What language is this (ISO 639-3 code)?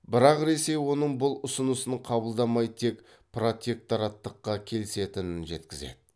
kaz